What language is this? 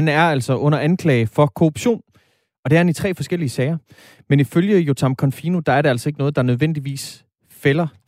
Danish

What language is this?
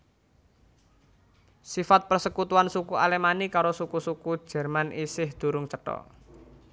Javanese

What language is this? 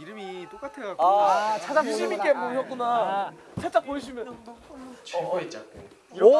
Korean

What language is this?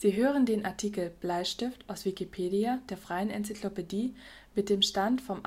German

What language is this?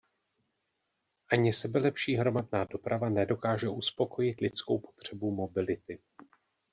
Czech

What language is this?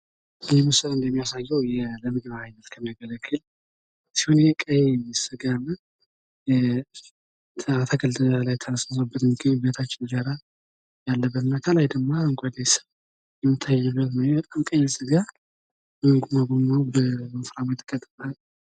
Amharic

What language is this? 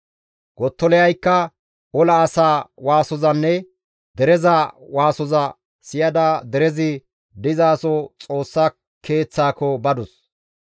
Gamo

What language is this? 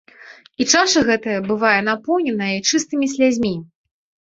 Belarusian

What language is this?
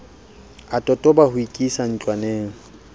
Southern Sotho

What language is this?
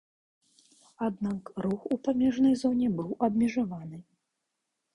Belarusian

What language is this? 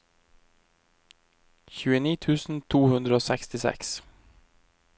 Norwegian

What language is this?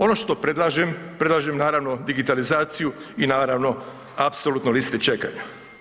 Croatian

